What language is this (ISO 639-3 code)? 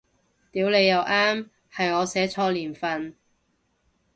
yue